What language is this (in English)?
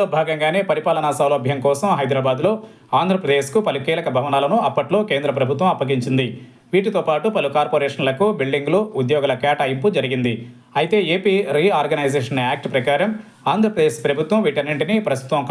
Telugu